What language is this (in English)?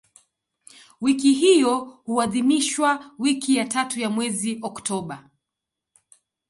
Swahili